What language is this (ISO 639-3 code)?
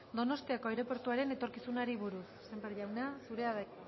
eus